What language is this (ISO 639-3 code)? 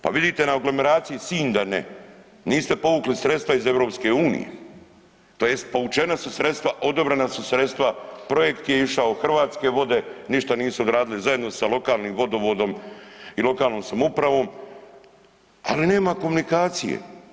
hrv